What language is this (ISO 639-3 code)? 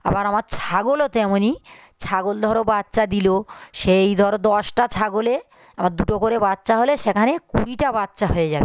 ben